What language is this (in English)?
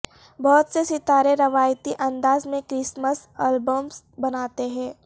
Urdu